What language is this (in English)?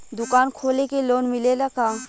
Bhojpuri